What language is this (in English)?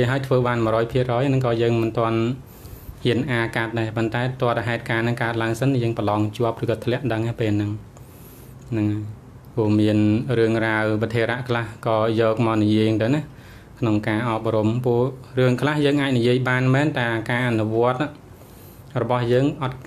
Thai